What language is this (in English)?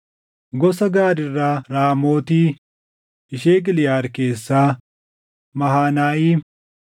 Oromo